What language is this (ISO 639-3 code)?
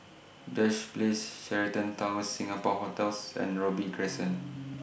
eng